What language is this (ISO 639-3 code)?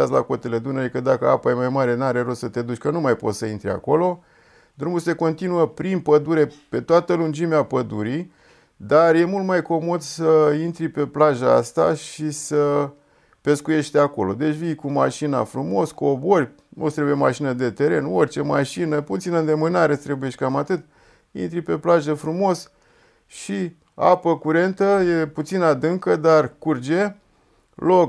ron